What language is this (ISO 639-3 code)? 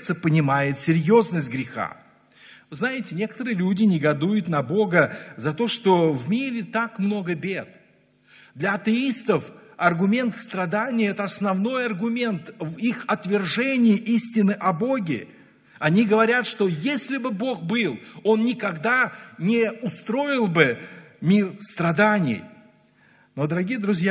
rus